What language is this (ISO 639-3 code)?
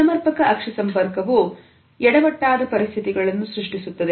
kan